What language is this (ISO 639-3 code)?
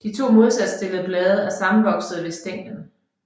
dan